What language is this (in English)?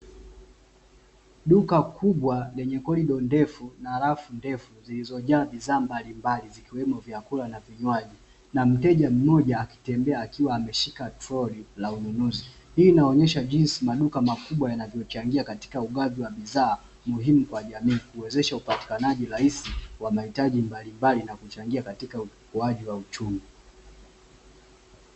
Swahili